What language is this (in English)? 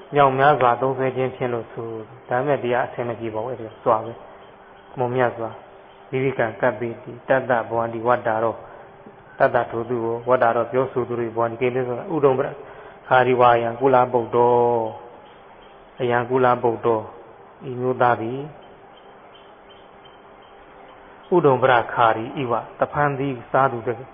Thai